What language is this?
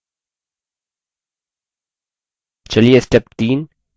Hindi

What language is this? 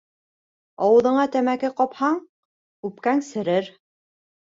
Bashkir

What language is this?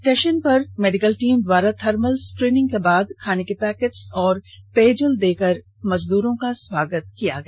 Hindi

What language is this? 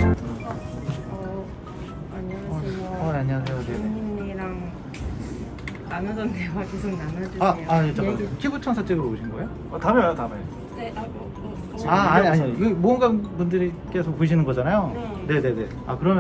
Korean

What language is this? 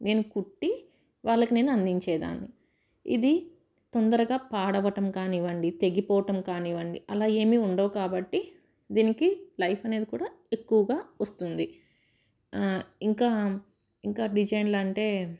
Telugu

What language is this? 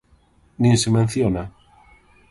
Galician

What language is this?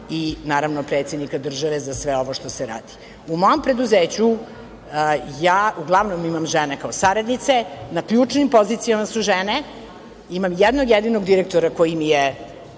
Serbian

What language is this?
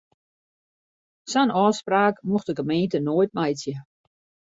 Western Frisian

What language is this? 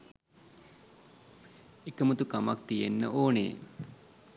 Sinhala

